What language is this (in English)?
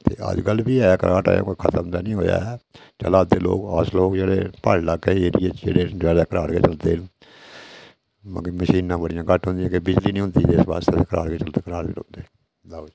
Dogri